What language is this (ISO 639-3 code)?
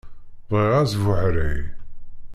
kab